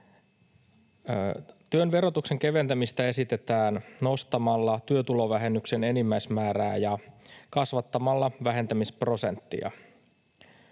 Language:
Finnish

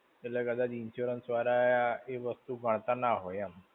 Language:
Gujarati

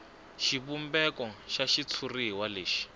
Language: Tsonga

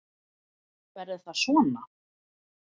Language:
Icelandic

